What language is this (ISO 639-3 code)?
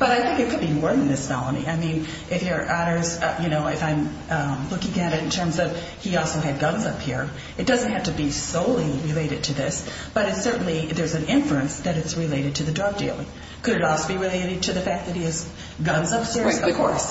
eng